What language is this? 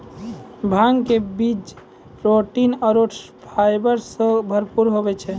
Maithili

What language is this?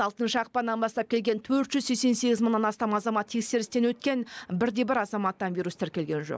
Kazakh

